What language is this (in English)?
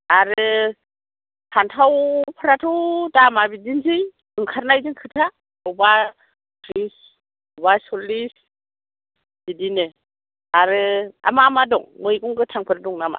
Bodo